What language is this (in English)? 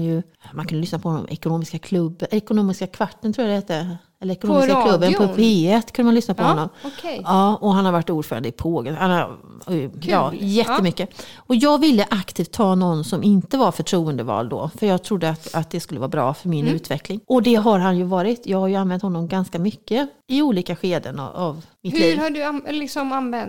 Swedish